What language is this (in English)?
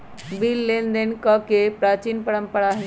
Magahi